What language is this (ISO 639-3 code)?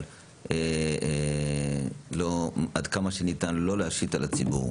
heb